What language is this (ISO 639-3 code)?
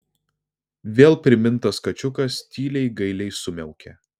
lit